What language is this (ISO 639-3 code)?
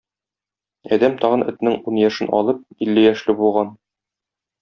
tat